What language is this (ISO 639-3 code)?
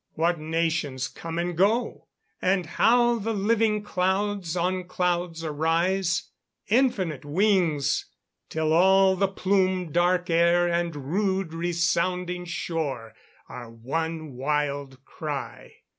eng